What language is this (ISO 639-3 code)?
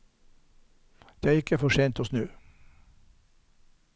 nor